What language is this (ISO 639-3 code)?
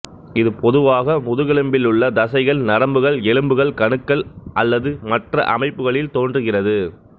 tam